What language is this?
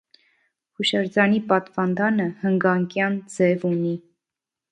Armenian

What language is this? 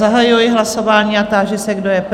Czech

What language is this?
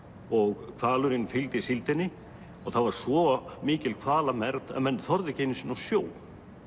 Icelandic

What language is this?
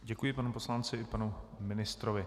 Czech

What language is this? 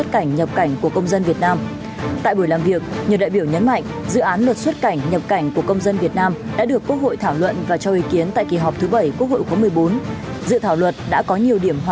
Vietnamese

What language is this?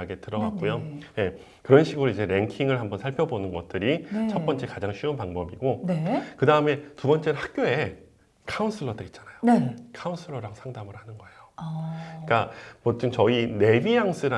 Korean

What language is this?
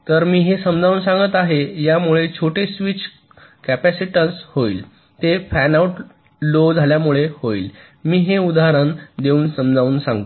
Marathi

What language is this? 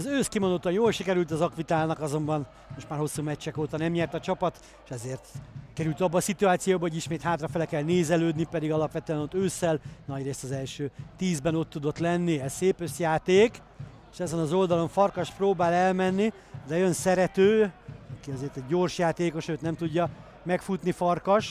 Hungarian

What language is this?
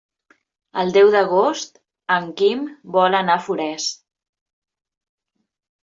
Catalan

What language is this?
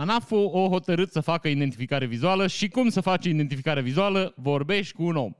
Romanian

